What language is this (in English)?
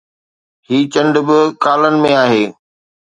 Sindhi